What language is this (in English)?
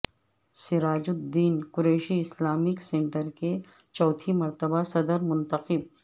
Urdu